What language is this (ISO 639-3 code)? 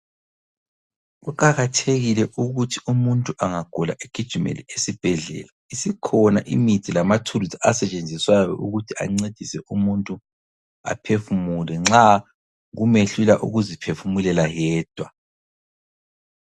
nde